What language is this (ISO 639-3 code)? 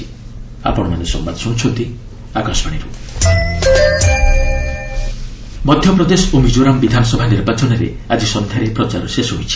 ori